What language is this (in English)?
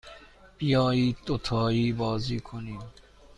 Persian